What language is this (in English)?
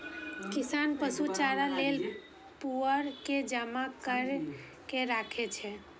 Maithili